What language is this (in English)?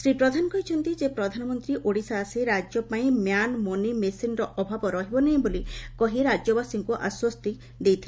Odia